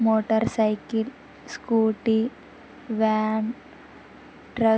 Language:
Telugu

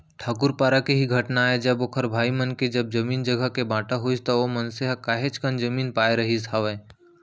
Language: Chhattisgarhi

